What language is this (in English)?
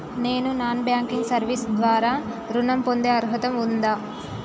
Telugu